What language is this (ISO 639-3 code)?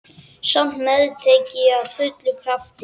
isl